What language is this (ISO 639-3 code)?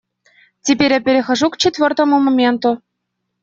rus